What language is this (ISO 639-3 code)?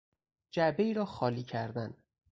fas